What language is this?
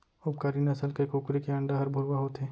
Chhattisgarhi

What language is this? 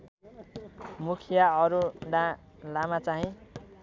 Nepali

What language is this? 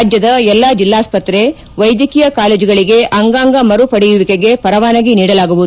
Kannada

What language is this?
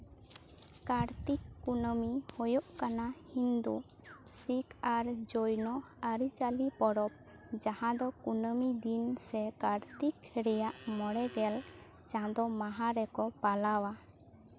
Santali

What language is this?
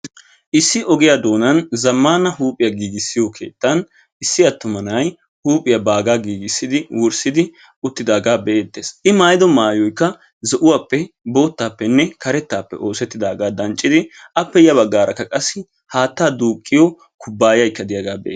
Wolaytta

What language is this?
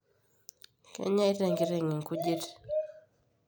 Masai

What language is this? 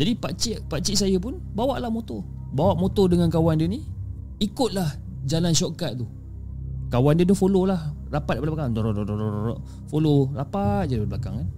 Malay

